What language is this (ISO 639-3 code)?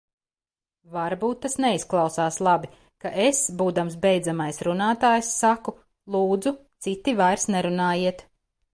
lav